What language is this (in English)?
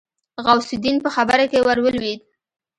Pashto